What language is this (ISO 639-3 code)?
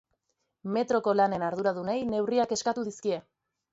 eus